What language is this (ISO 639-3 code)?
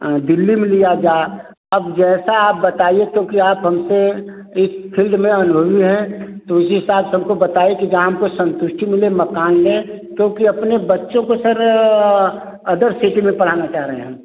hin